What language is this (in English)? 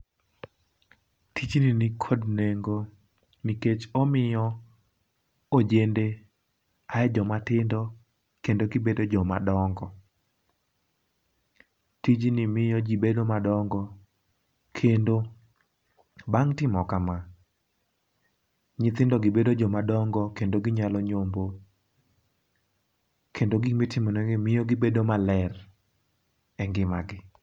Luo (Kenya and Tanzania)